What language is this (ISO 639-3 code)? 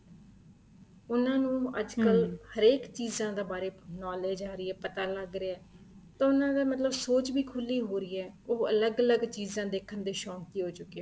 pan